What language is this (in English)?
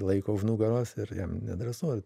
Lithuanian